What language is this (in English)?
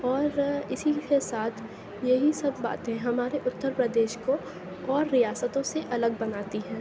Urdu